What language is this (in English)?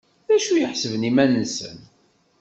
Kabyle